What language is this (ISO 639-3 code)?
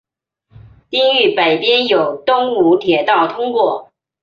zho